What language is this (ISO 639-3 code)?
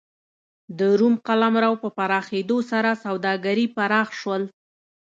pus